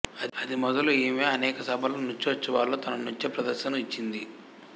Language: Telugu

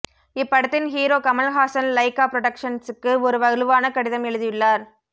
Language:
Tamil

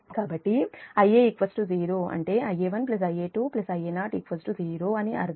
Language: Telugu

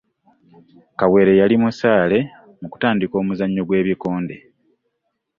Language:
Ganda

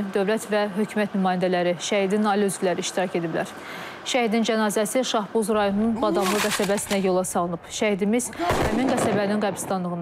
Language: Turkish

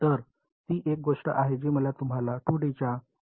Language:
Marathi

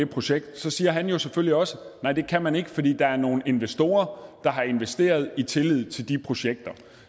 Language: Danish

